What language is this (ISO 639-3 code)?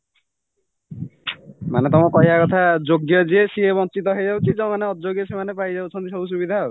ori